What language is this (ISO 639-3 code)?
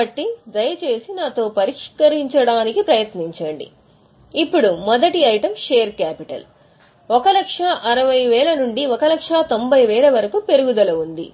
tel